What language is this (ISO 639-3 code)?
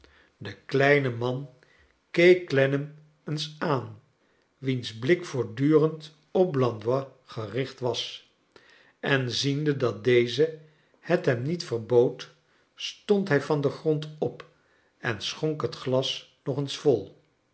nld